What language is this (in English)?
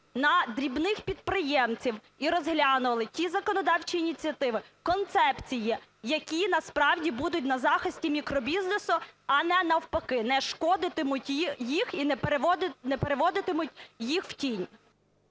Ukrainian